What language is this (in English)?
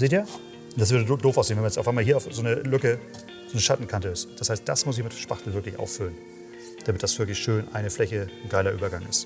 German